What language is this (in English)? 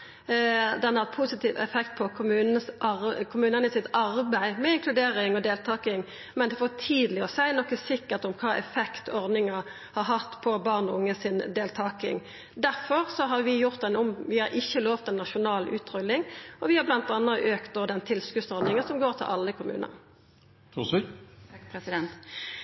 Norwegian Nynorsk